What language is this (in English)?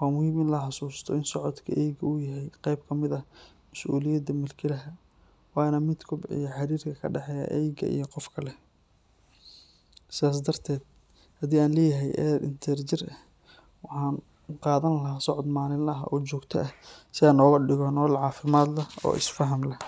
Somali